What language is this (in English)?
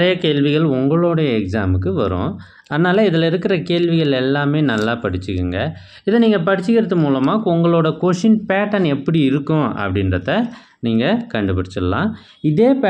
Tamil